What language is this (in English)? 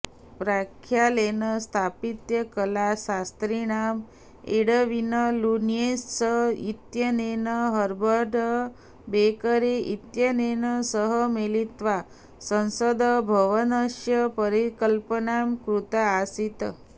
Sanskrit